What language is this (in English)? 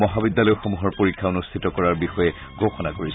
Assamese